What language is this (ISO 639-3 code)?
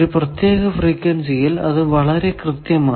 mal